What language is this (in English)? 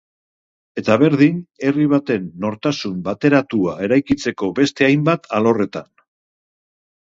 Basque